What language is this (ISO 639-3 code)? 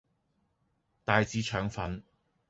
yue